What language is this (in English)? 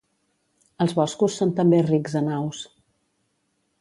Catalan